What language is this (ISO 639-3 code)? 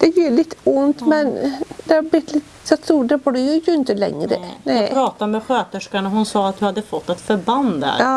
swe